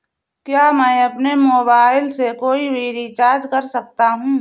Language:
Hindi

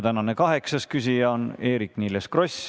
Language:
Estonian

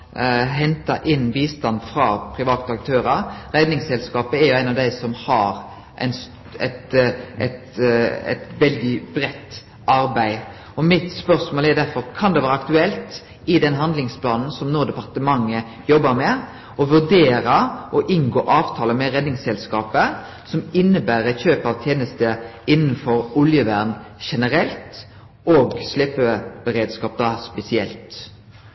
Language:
Norwegian Nynorsk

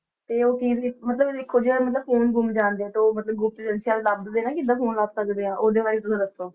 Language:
Punjabi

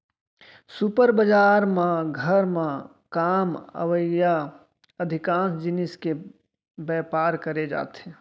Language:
Chhattisgarhi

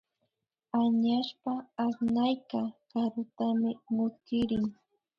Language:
Imbabura Highland Quichua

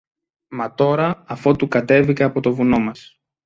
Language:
Greek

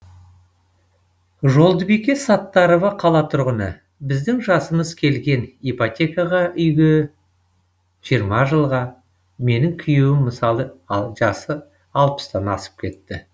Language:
Kazakh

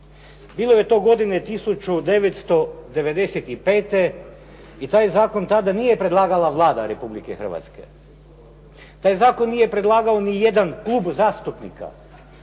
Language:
Croatian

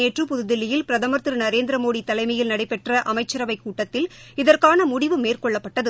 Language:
Tamil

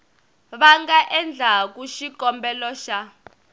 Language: Tsonga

